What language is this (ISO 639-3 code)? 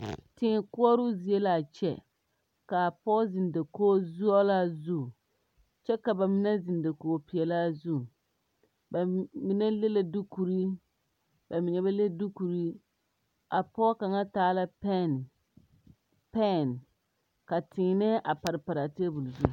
dga